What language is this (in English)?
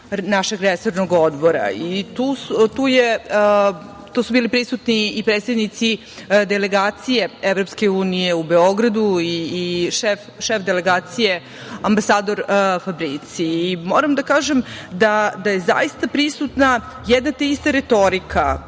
Serbian